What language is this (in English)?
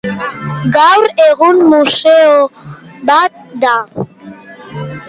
Basque